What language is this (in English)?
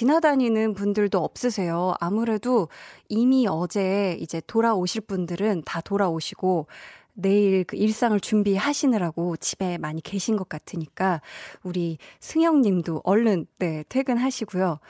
Korean